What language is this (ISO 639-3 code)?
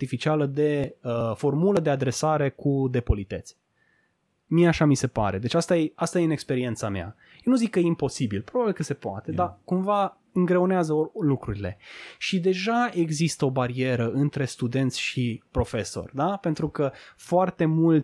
ron